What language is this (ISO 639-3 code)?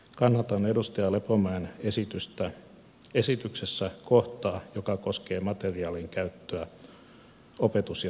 fin